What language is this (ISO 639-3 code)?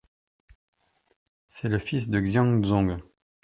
fra